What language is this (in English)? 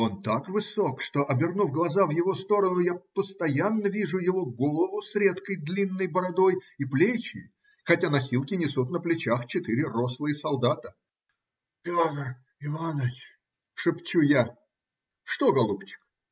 Russian